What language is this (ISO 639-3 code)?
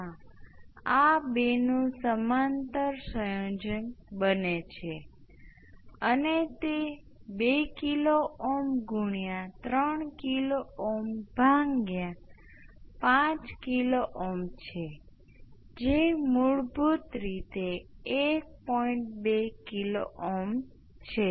guj